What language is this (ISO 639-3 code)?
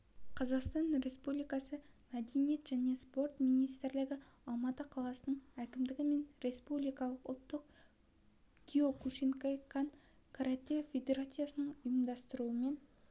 kaz